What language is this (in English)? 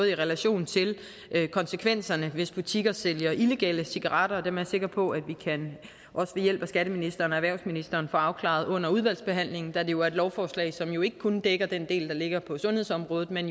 Danish